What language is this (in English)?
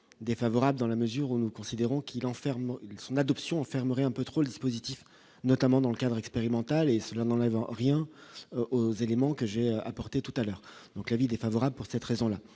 French